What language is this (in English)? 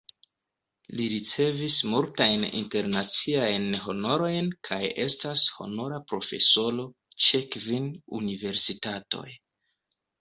Esperanto